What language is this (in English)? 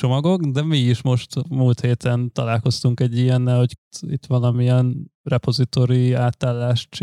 Hungarian